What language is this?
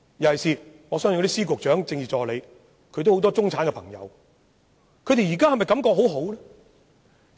Cantonese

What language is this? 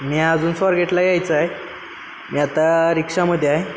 Marathi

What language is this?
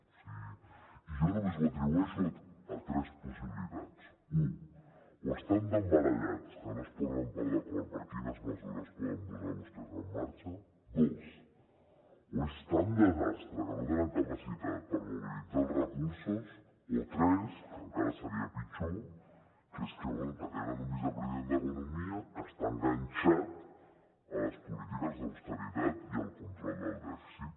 Catalan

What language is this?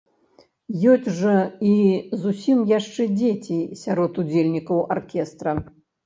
Belarusian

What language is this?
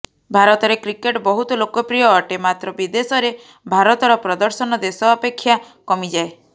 Odia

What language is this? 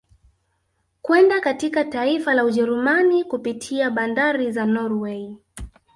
Swahili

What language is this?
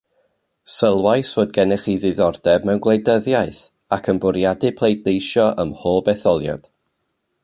Welsh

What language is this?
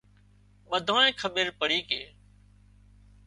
Wadiyara Koli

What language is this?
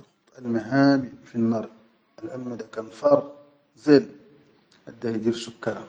Chadian Arabic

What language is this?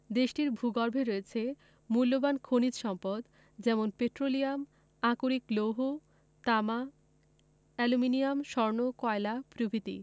Bangla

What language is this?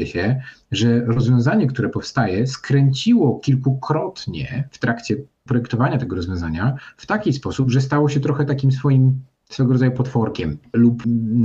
Polish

